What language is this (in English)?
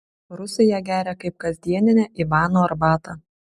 Lithuanian